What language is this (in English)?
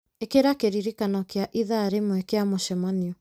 Kikuyu